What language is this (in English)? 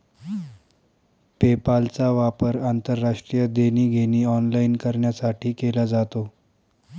Marathi